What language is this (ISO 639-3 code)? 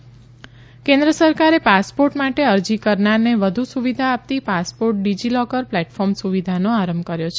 guj